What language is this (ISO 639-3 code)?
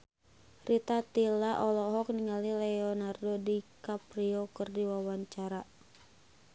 sun